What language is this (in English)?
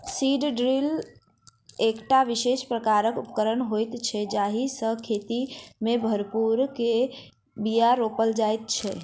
Maithili